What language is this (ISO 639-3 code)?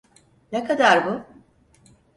tur